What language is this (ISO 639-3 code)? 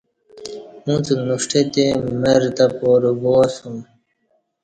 bsh